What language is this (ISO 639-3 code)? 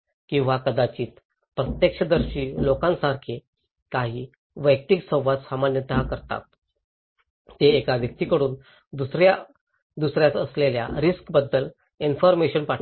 mar